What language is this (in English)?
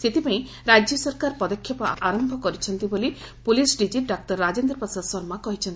Odia